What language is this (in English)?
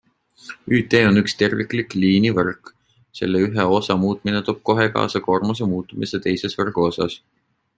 Estonian